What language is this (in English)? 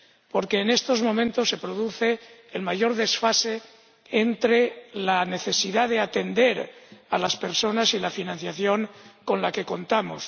Spanish